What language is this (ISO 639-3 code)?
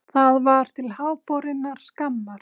isl